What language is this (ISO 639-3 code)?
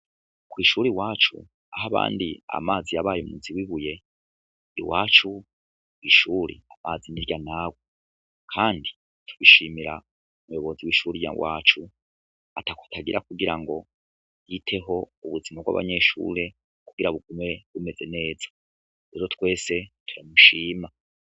run